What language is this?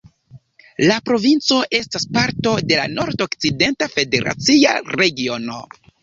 Esperanto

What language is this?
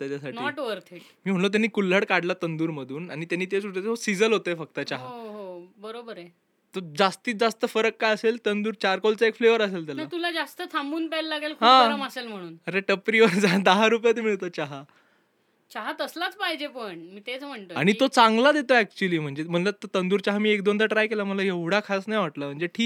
Marathi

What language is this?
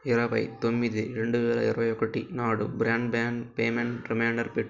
Telugu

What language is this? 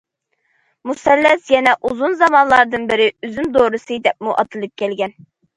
Uyghur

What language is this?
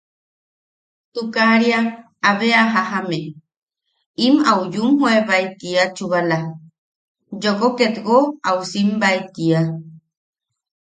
Yaqui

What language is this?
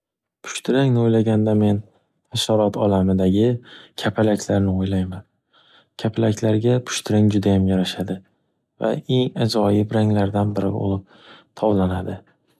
Uzbek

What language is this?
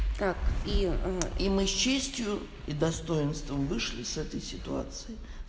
Russian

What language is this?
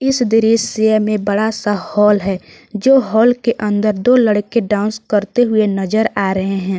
Hindi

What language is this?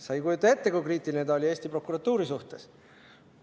Estonian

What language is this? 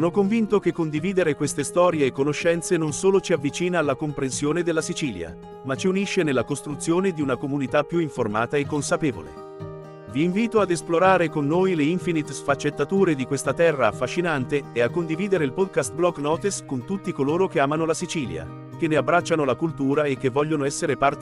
Italian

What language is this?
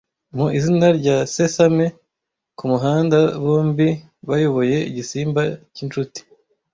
Kinyarwanda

